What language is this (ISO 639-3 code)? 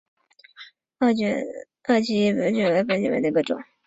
zho